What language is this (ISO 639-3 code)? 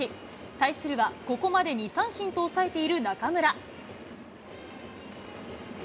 jpn